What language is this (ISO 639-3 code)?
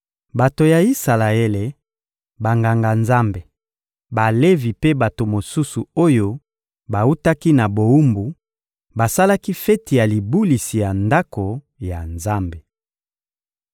lin